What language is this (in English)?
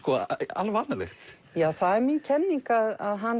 Icelandic